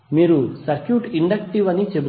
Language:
Telugu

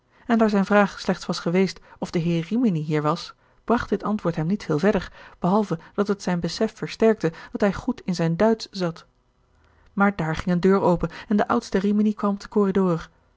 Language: Dutch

